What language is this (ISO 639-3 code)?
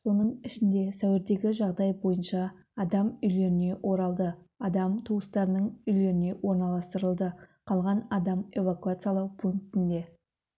kaz